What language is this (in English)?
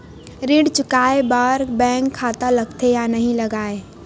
Chhattisgarhi